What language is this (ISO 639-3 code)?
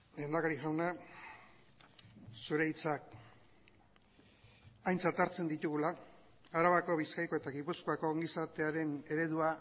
eus